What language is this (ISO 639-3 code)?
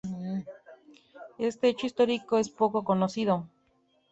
spa